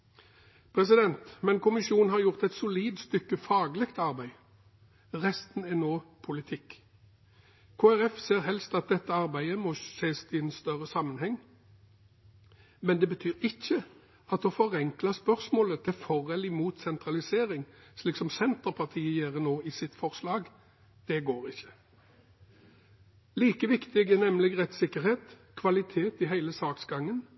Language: Norwegian Bokmål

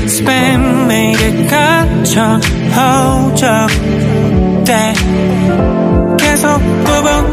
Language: Korean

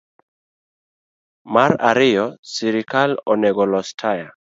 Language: Luo (Kenya and Tanzania)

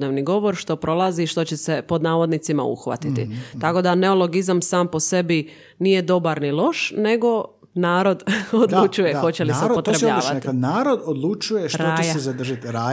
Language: Croatian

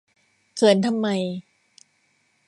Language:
Thai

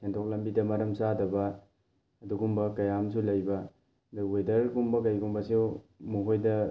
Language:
Manipuri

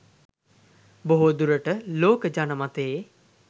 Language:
Sinhala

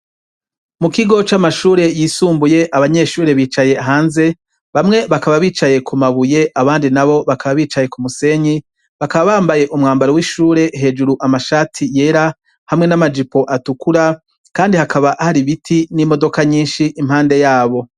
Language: Rundi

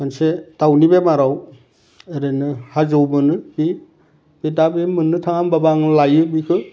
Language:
Bodo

